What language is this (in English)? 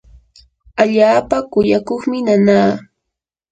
Yanahuanca Pasco Quechua